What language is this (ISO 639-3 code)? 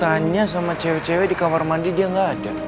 ind